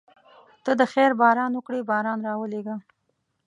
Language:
Pashto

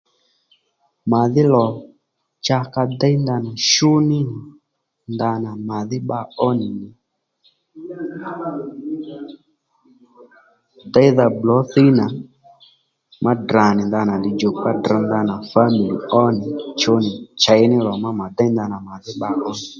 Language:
Lendu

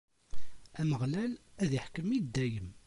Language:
Kabyle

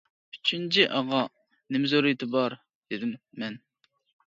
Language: Uyghur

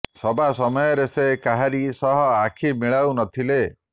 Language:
Odia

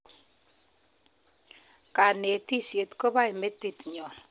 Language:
Kalenjin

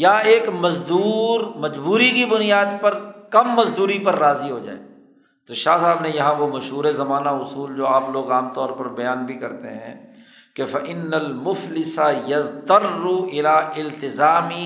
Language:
Urdu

